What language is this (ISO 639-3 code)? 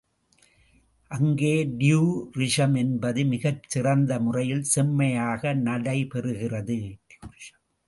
tam